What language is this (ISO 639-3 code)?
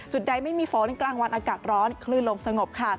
tha